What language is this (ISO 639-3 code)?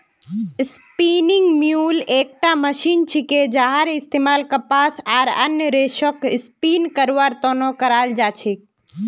mag